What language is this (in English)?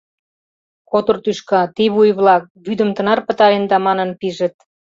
Mari